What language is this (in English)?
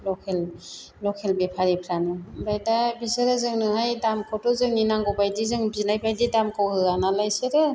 Bodo